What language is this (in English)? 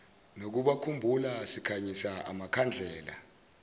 Zulu